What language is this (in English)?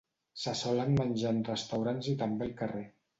Catalan